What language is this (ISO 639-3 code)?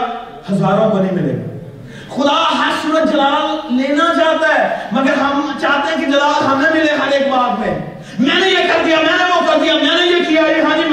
urd